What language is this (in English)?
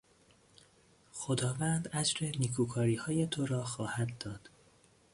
Persian